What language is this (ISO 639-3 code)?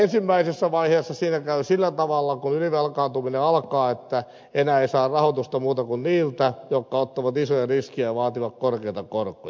fin